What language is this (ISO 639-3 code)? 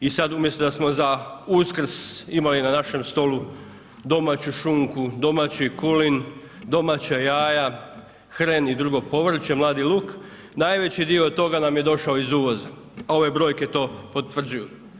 hrv